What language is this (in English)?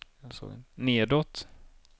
Swedish